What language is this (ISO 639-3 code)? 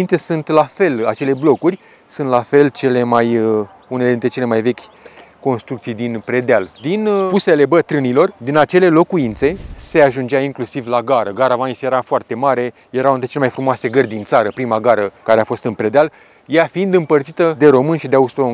ron